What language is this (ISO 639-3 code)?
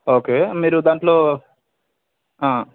tel